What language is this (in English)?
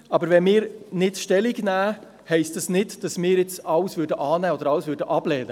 Swiss German